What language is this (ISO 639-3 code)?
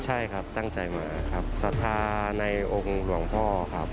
tha